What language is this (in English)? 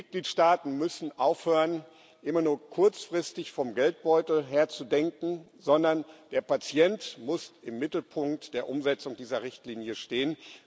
German